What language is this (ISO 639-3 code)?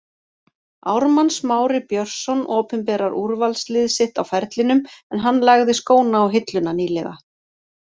isl